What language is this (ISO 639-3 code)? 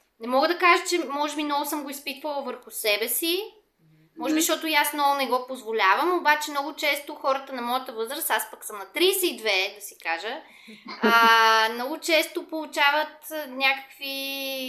bul